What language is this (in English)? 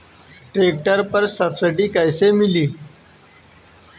Bhojpuri